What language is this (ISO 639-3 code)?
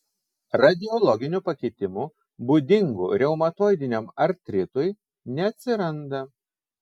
lit